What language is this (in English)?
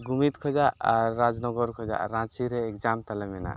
Santali